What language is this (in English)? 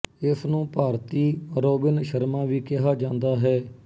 Punjabi